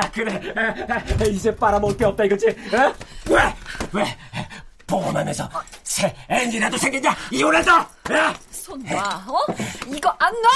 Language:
Korean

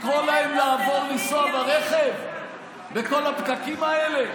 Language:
Hebrew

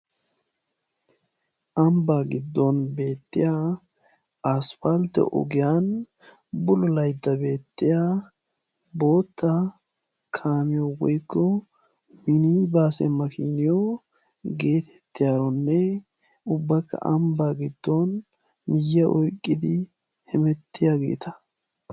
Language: Wolaytta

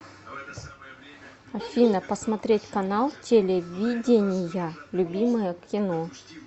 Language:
Russian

